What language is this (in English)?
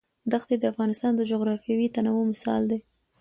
Pashto